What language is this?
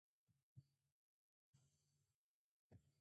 Japanese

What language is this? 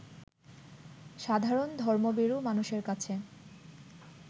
Bangla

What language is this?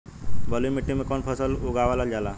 Bhojpuri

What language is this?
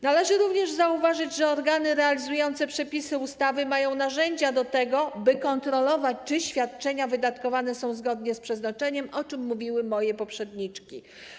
Polish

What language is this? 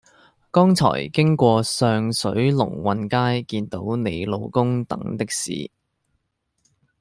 Cantonese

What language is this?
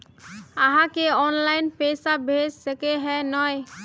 Magahi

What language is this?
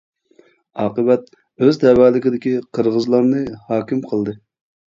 Uyghur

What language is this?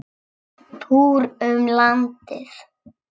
Icelandic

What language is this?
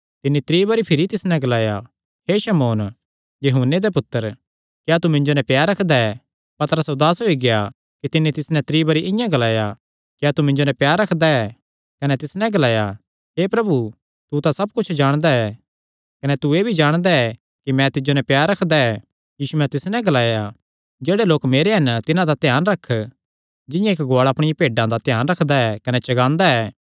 Kangri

